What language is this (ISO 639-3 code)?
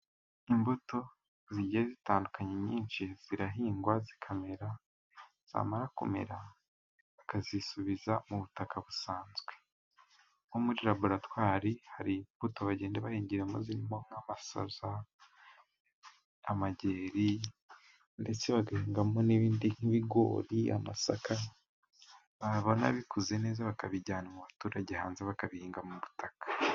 kin